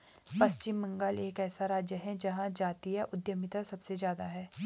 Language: Hindi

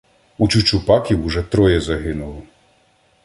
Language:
Ukrainian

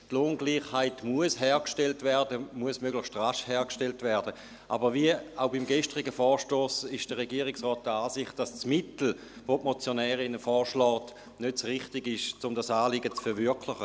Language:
Swiss German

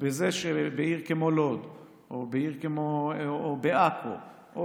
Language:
Hebrew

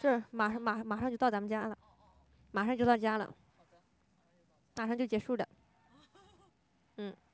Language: Chinese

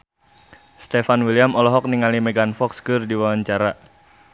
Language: Sundanese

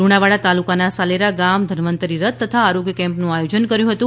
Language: Gujarati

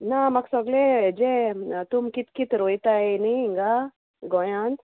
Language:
Konkani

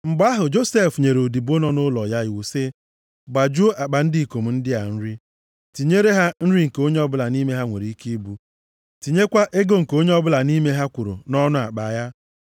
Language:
Igbo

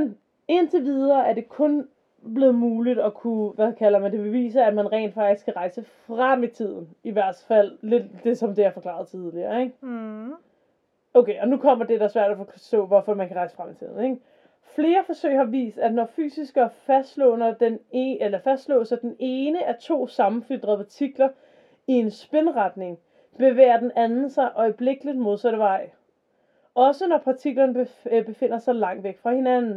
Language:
Danish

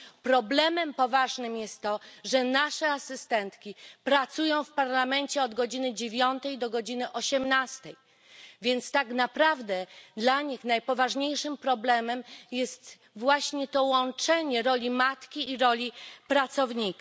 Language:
Polish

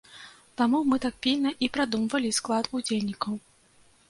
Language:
Belarusian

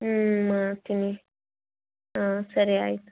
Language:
Kannada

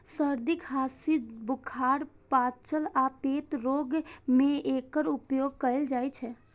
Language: Maithili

